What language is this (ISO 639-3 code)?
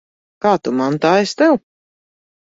lav